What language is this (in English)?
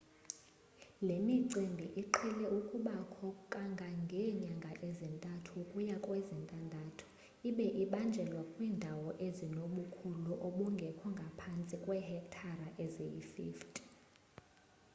Xhosa